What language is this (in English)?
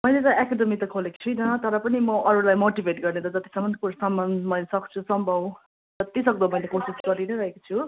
Nepali